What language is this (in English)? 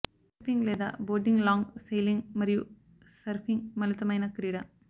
Telugu